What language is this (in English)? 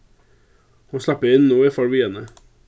Faroese